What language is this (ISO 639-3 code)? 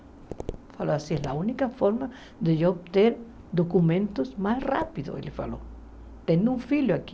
por